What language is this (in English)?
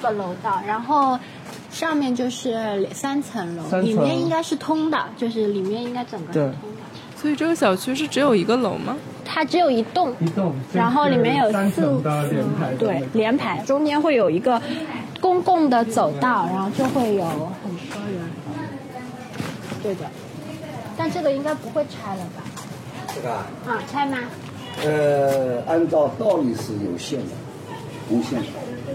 Chinese